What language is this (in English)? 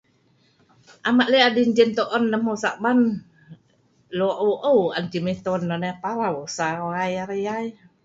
Sa'ban